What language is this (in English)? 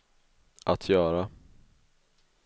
Swedish